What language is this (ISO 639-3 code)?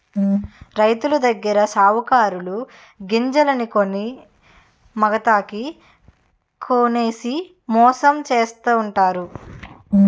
tel